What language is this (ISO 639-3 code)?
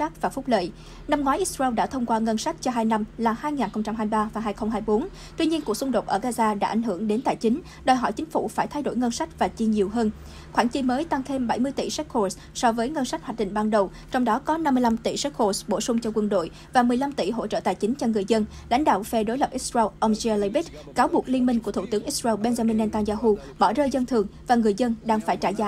vie